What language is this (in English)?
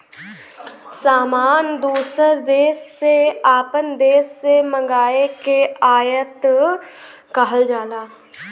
Bhojpuri